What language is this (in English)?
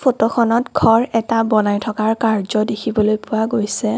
Assamese